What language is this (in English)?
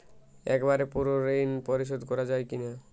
Bangla